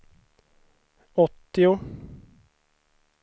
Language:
Swedish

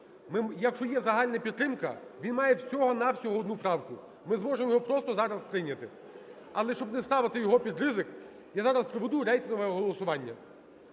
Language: Ukrainian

